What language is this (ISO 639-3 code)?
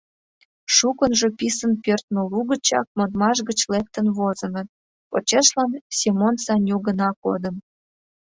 chm